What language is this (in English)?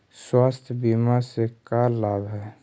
Magahi